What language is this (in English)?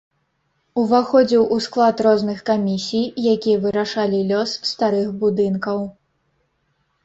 Belarusian